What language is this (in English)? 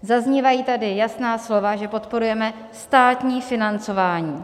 Czech